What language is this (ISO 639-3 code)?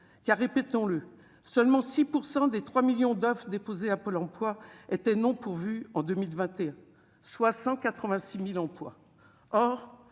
fra